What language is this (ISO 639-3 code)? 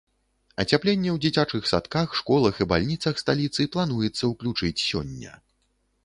bel